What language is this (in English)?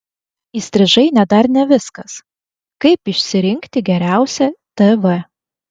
Lithuanian